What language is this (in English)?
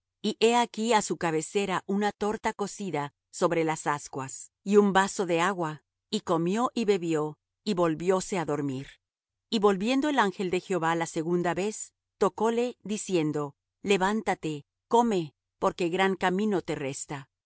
Spanish